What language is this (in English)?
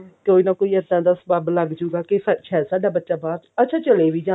Punjabi